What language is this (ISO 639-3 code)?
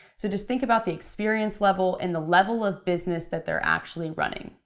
eng